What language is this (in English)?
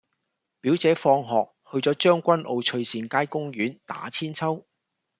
Cantonese